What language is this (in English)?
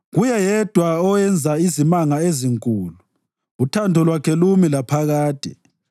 North Ndebele